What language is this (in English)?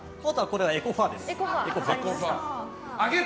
Japanese